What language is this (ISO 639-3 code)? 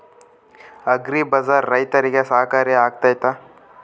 kan